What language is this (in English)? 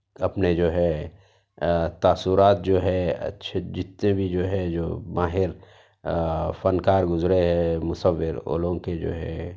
Urdu